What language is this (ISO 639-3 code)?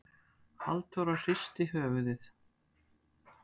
isl